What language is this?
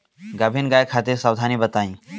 Bhojpuri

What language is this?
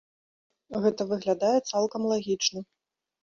Belarusian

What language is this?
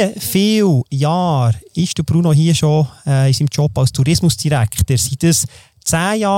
German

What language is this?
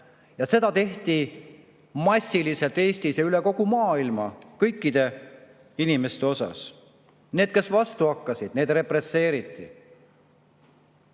Estonian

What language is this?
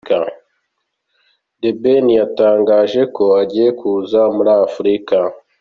Kinyarwanda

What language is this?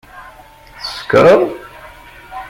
Kabyle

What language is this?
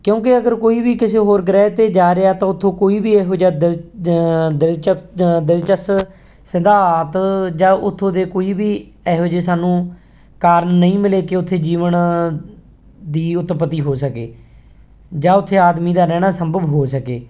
Punjabi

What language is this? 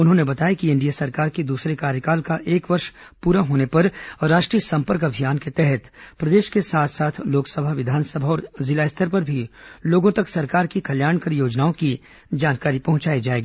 Hindi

